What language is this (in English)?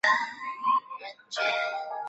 Chinese